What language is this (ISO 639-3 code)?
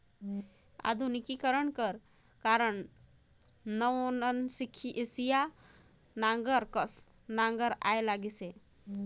hne